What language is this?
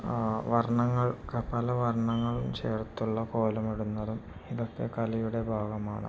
Malayalam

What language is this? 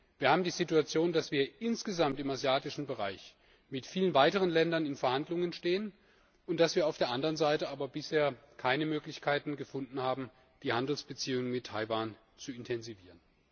German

